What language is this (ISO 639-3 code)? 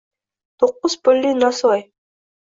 uzb